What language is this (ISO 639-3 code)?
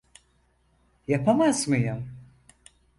tur